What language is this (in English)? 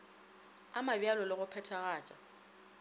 Northern Sotho